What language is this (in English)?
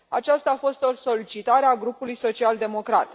Romanian